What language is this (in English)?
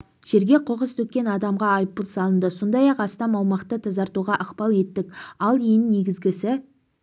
Kazakh